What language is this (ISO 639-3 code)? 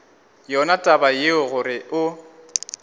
nso